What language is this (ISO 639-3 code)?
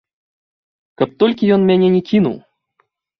bel